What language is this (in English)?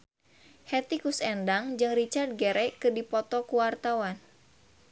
Sundanese